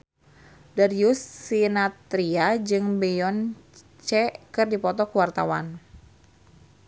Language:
Sundanese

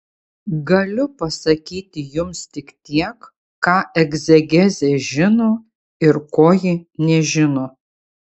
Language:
Lithuanian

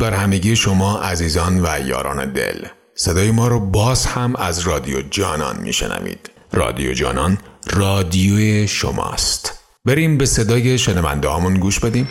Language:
Persian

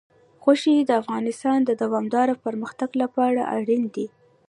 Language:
Pashto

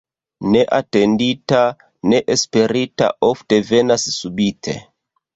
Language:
Esperanto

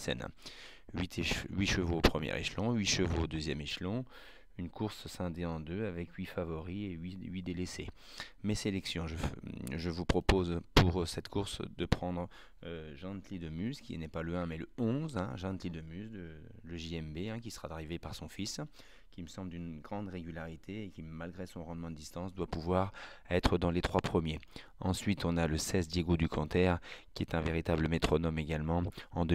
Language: French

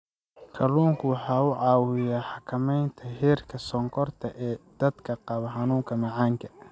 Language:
Somali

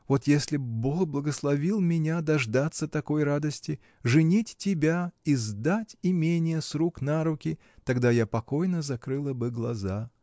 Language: Russian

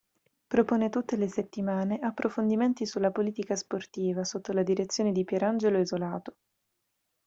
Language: Italian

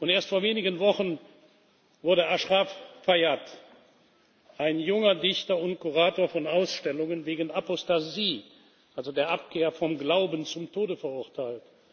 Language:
German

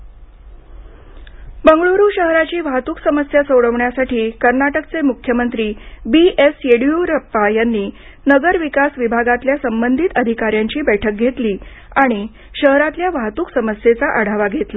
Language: Marathi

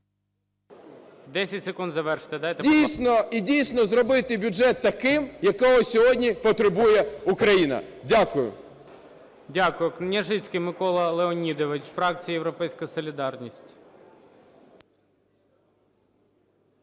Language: Ukrainian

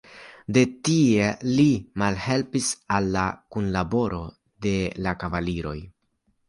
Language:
Esperanto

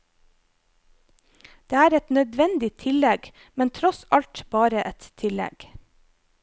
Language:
Norwegian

